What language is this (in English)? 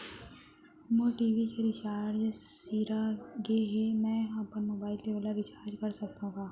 Chhattisgarhi